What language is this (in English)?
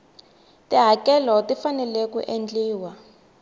Tsonga